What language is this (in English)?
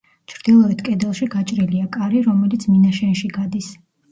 Georgian